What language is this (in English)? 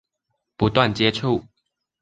Chinese